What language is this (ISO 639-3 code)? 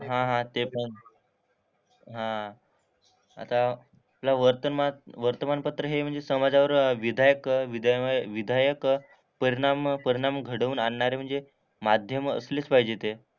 mar